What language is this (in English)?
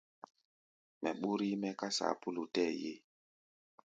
Gbaya